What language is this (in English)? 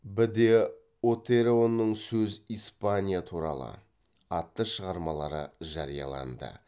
Kazakh